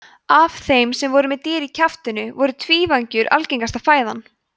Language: Icelandic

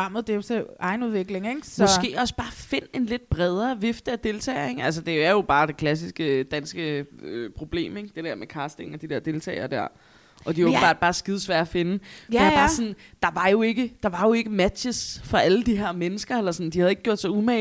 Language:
Danish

